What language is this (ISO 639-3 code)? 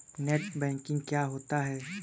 hin